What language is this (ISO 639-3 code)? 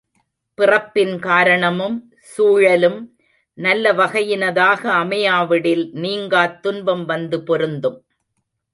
tam